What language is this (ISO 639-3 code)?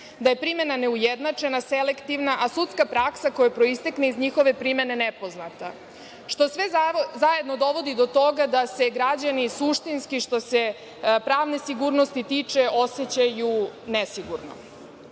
srp